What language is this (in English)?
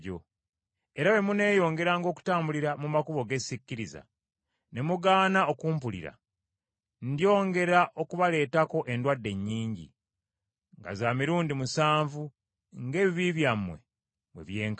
Ganda